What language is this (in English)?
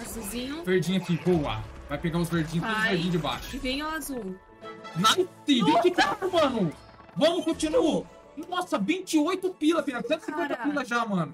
Portuguese